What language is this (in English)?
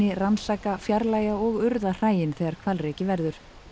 Icelandic